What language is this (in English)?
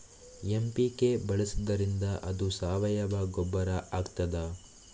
Kannada